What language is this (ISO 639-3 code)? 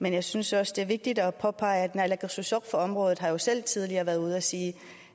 dan